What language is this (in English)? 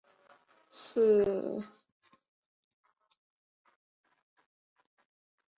Chinese